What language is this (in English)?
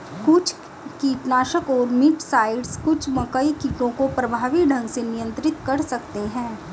Hindi